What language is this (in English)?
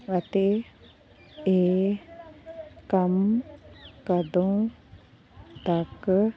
Punjabi